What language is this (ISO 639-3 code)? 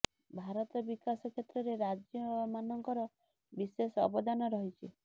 ori